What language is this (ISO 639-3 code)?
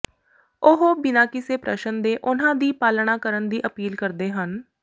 pan